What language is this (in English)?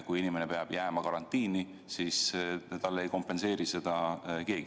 Estonian